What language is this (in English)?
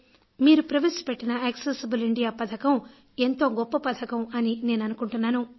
Telugu